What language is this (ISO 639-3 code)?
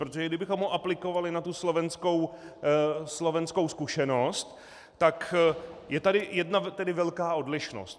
ces